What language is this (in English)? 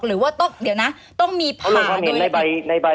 Thai